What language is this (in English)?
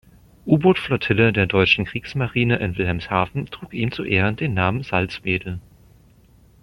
German